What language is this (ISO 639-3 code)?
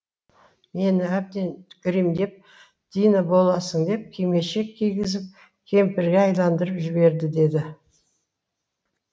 kaz